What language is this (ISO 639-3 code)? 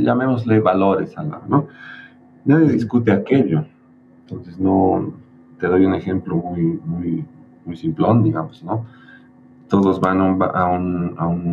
spa